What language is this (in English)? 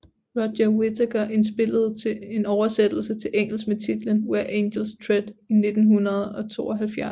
Danish